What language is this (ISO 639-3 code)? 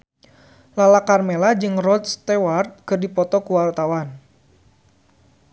sun